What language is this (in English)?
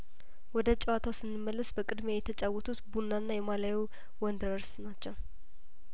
Amharic